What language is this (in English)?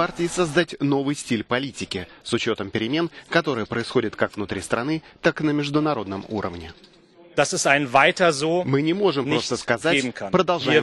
Russian